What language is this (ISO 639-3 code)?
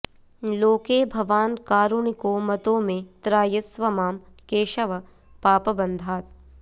san